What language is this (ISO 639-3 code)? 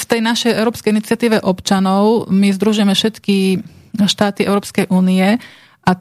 slk